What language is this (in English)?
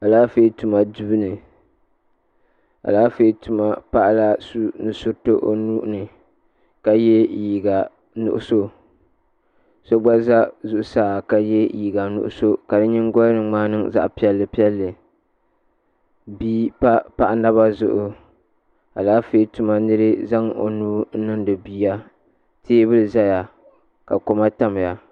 Dagbani